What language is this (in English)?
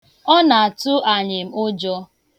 Igbo